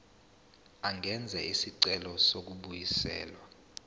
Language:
Zulu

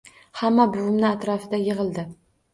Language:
Uzbek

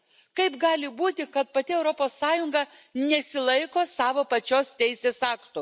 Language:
Lithuanian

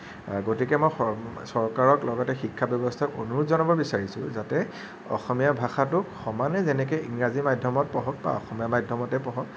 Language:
Assamese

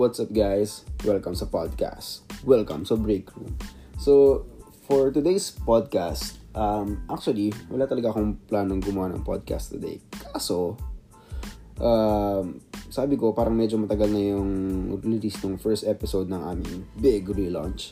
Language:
Filipino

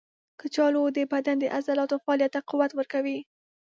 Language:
Pashto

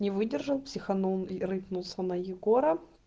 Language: Russian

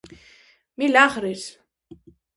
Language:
Galician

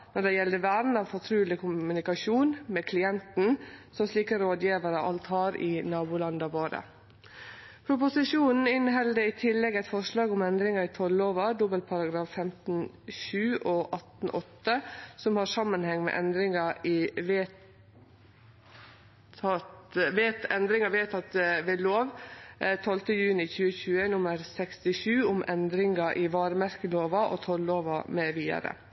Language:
Norwegian Nynorsk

